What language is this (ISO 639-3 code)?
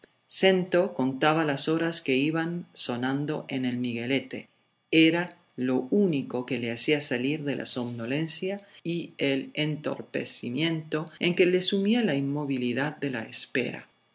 spa